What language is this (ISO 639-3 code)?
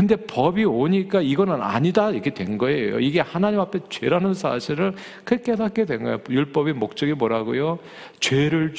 kor